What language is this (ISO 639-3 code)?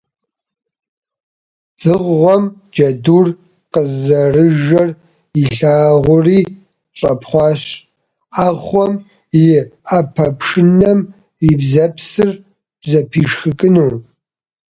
kbd